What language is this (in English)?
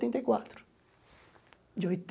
Portuguese